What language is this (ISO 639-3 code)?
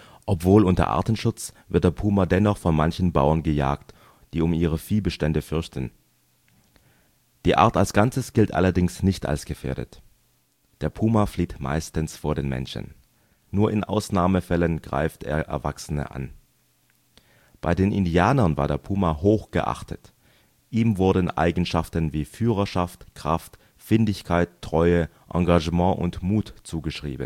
deu